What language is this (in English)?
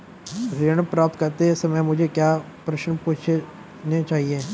Hindi